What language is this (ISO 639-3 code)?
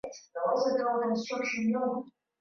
swa